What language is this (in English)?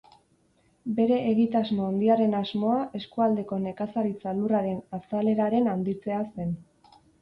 Basque